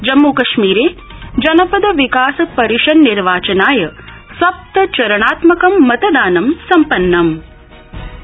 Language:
Sanskrit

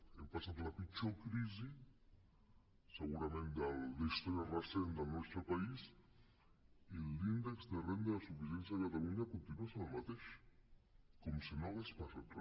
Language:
Catalan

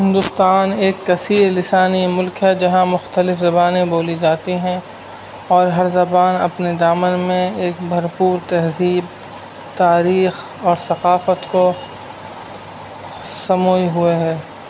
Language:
Urdu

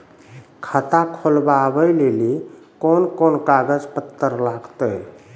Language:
Maithili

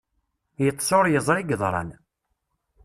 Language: Kabyle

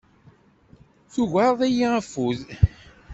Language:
Kabyle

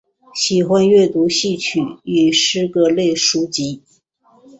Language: Chinese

